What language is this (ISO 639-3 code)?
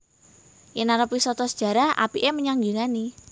jav